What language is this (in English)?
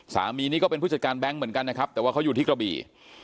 Thai